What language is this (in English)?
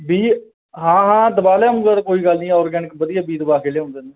Punjabi